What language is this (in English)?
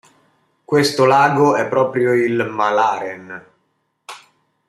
Italian